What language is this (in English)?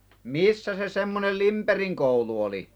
Finnish